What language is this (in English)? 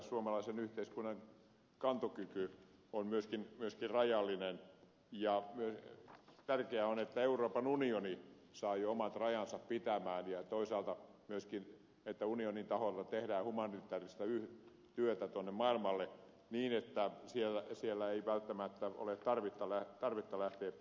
Finnish